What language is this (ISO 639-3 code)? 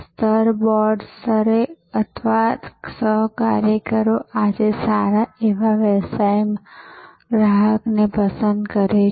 guj